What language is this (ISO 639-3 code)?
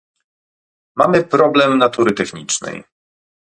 pol